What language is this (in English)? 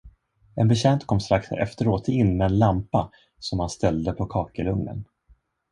Swedish